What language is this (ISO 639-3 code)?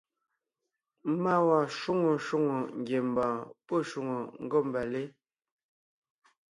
nnh